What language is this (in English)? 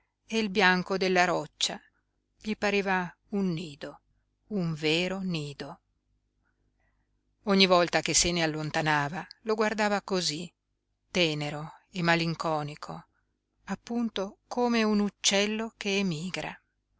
Italian